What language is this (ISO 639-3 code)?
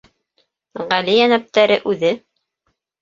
bak